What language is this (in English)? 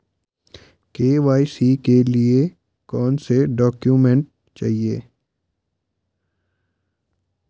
Hindi